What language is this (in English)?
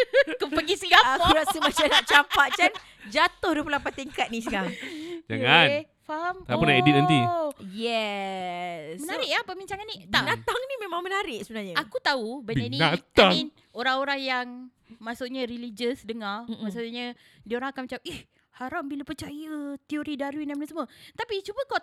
Malay